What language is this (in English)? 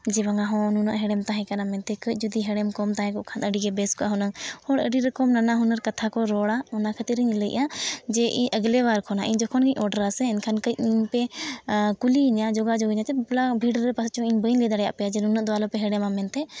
Santali